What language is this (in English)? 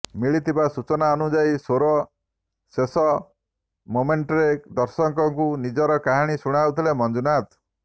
Odia